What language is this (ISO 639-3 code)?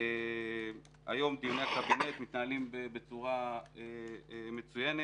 heb